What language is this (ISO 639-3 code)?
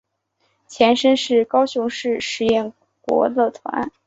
zho